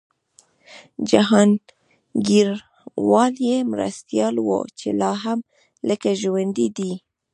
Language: Pashto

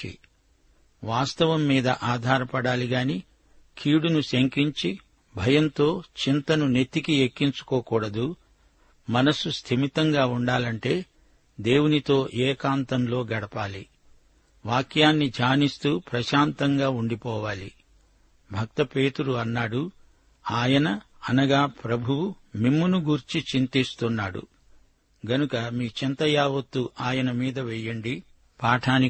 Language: Telugu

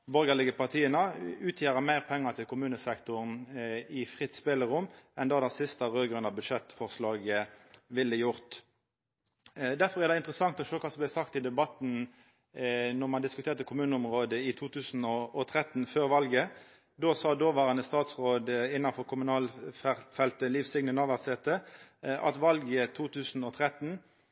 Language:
Norwegian Nynorsk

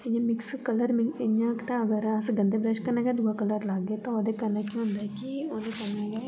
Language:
Dogri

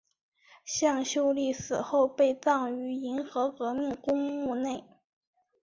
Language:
Chinese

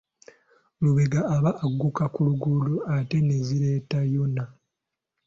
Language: Ganda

